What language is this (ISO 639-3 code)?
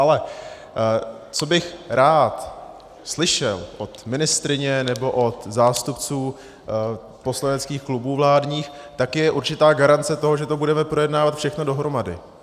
ces